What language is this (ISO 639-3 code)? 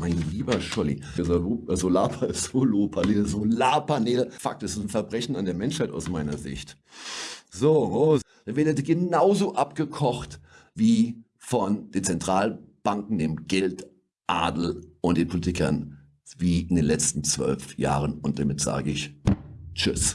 deu